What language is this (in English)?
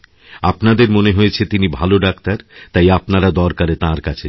Bangla